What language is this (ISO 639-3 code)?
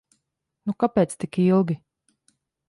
lav